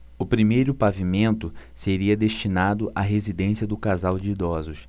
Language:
Portuguese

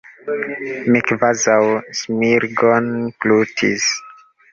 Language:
Esperanto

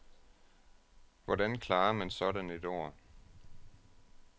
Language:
Danish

